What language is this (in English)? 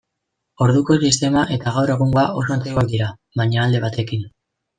Basque